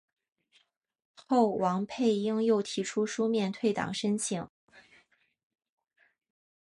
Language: Chinese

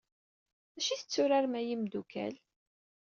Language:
Kabyle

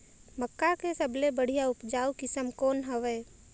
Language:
Chhattisgarhi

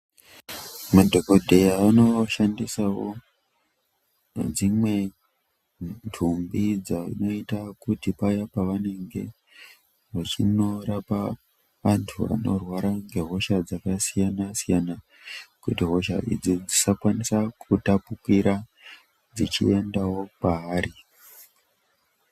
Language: Ndau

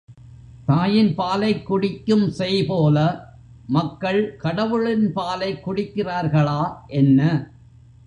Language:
Tamil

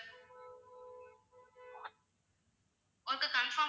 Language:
Tamil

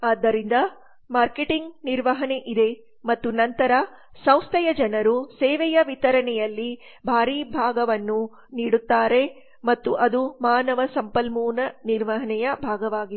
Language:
Kannada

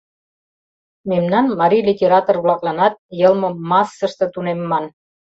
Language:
Mari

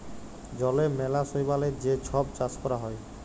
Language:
Bangla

